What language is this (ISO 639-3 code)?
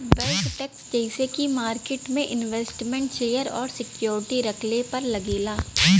bho